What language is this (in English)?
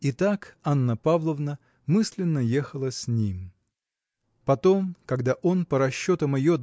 Russian